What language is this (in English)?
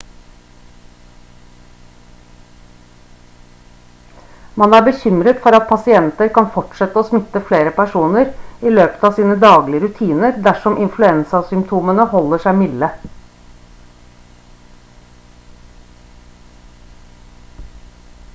Norwegian Bokmål